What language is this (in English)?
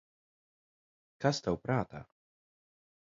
Latvian